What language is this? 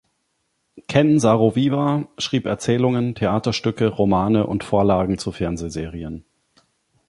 German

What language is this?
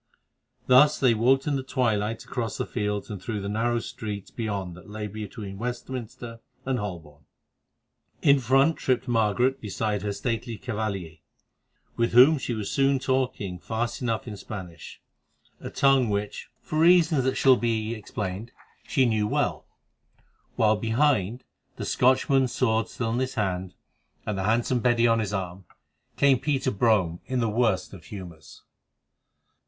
English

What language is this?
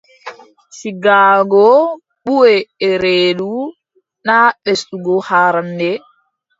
Adamawa Fulfulde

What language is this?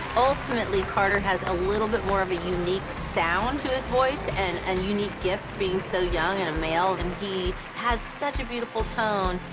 English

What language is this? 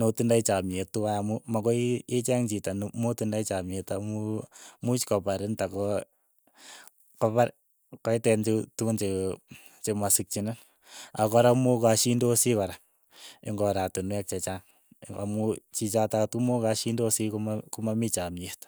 Keiyo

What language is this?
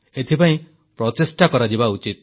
Odia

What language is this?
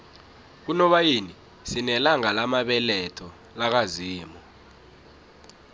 South Ndebele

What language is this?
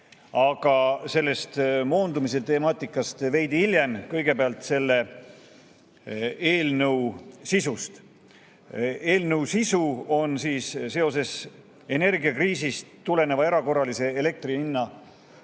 Estonian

